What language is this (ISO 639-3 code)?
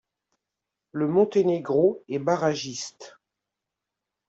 fra